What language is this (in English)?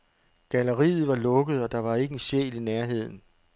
Danish